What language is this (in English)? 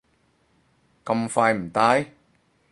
Cantonese